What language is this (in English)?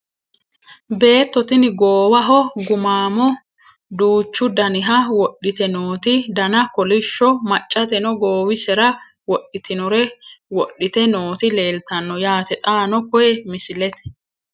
Sidamo